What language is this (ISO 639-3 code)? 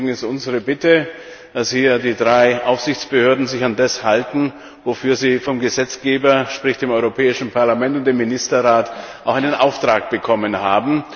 deu